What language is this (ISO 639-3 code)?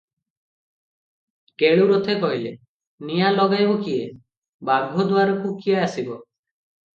ori